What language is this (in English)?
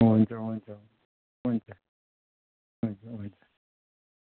Nepali